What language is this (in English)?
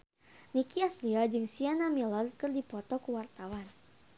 Sundanese